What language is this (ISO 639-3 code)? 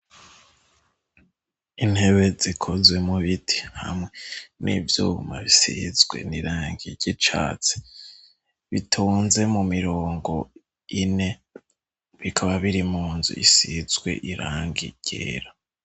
run